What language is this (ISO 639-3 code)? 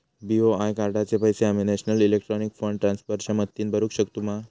mar